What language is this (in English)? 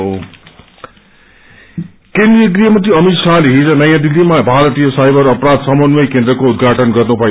Nepali